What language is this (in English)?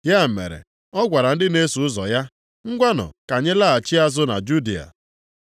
Igbo